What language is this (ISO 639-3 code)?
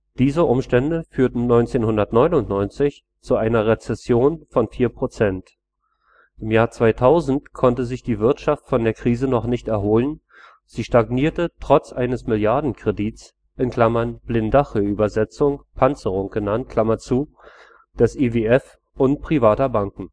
deu